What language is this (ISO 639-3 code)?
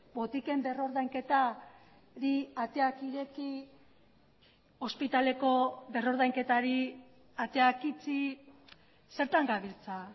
eus